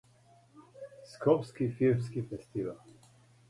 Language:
Serbian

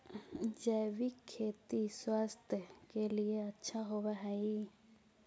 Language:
Magahi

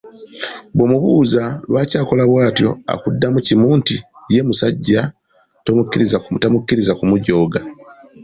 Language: Ganda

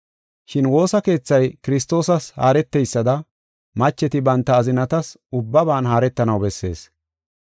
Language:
Gofa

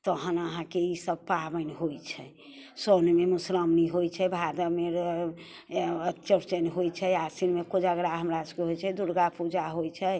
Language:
Maithili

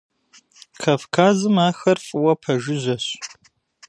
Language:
Kabardian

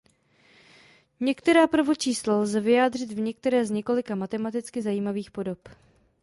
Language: Czech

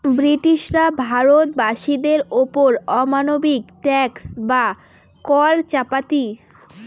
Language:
Bangla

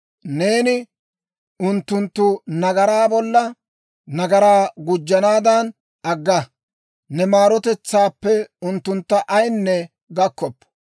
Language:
Dawro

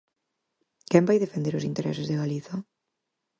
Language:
Galician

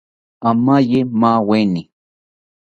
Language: South Ucayali Ashéninka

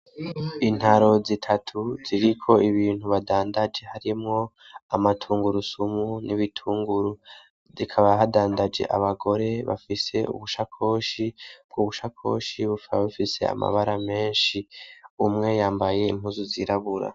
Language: Rundi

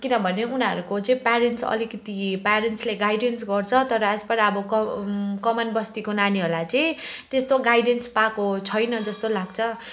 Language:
Nepali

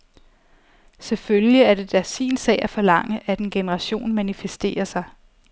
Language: Danish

